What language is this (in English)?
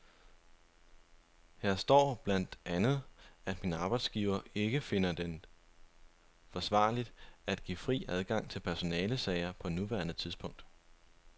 Danish